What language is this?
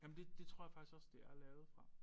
Danish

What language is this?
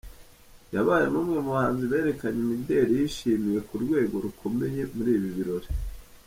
Kinyarwanda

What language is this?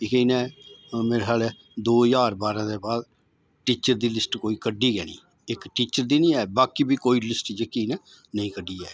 Dogri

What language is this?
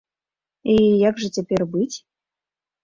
Belarusian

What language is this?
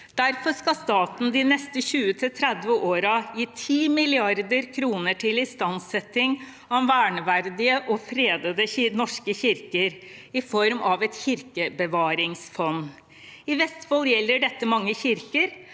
Norwegian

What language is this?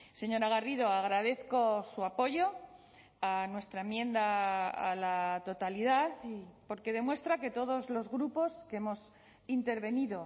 Spanish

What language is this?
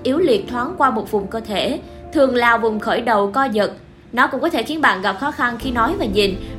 Vietnamese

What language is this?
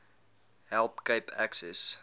Afrikaans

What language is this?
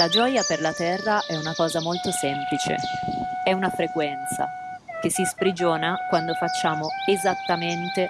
Italian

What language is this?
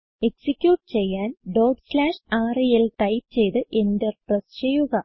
Malayalam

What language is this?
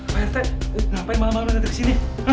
Indonesian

